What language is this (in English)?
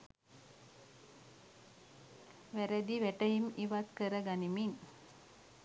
Sinhala